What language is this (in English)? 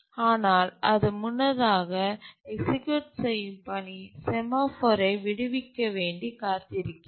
Tamil